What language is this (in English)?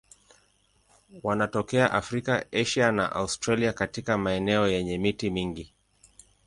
Swahili